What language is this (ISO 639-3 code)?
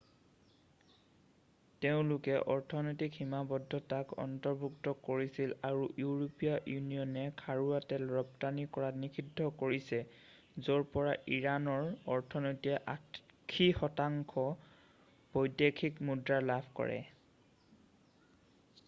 asm